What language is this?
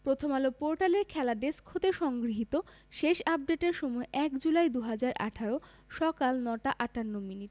Bangla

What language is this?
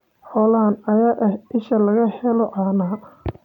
Somali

